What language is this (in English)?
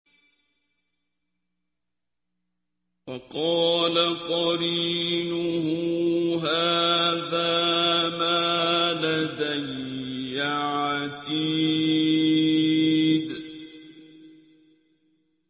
Arabic